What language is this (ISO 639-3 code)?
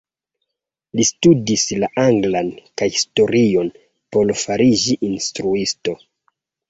epo